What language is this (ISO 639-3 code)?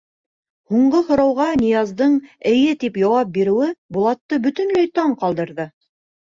bak